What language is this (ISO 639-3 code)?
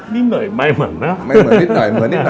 tha